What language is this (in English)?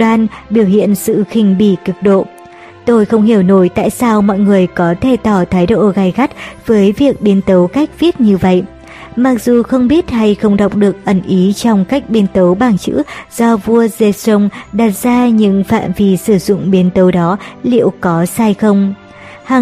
Vietnamese